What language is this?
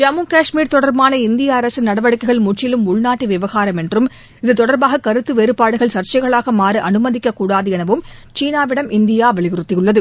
Tamil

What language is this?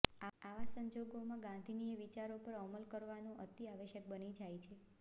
Gujarati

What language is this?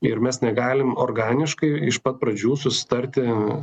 Lithuanian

